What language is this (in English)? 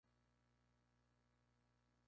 Spanish